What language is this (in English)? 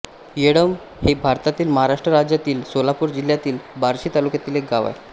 Marathi